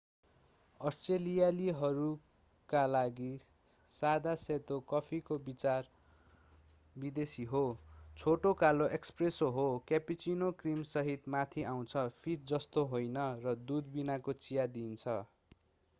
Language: Nepali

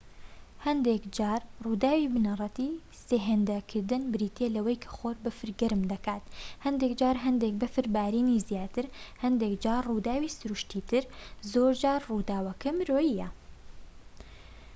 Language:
Central Kurdish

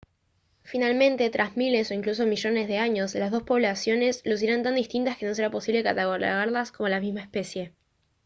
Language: Spanish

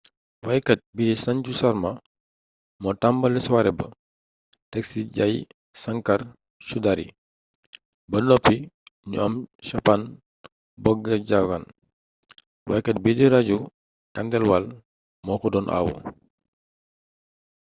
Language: Wolof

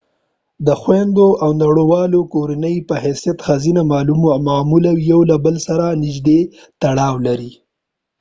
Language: Pashto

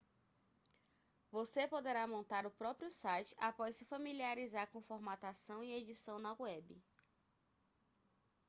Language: Portuguese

